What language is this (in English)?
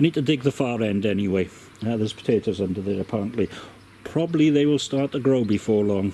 English